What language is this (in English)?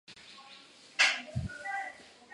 Chinese